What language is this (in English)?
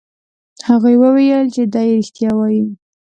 Pashto